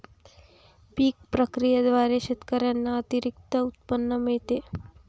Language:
Marathi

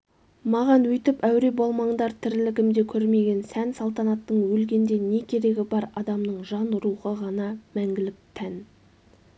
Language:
Kazakh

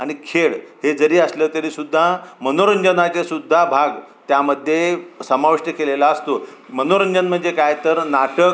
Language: Marathi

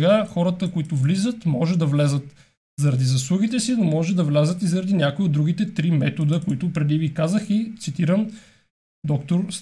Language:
Bulgarian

